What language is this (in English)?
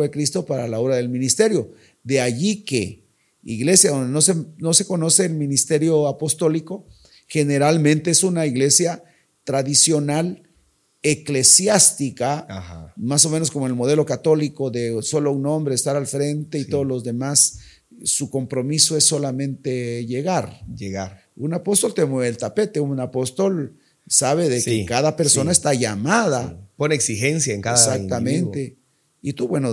Spanish